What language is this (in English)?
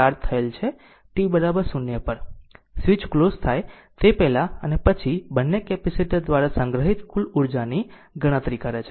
Gujarati